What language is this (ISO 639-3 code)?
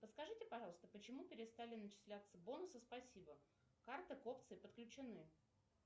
rus